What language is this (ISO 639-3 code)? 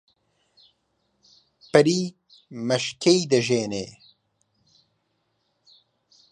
ckb